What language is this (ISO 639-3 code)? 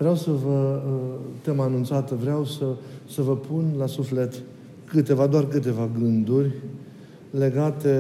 ron